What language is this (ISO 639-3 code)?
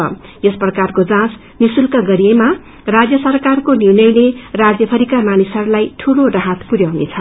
nep